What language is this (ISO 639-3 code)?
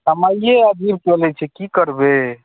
mai